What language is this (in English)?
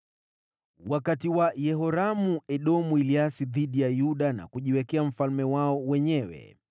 Swahili